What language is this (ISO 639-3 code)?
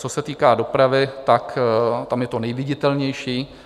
ces